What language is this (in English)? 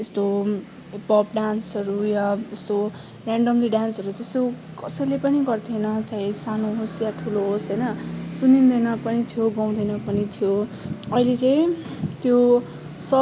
Nepali